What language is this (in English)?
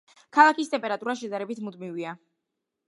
Georgian